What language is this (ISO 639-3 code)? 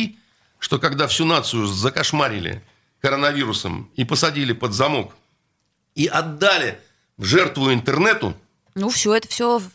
rus